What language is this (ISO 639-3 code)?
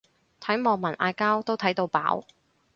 yue